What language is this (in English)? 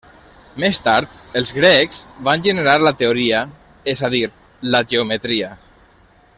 Catalan